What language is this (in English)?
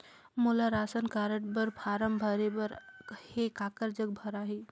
Chhattisgarhi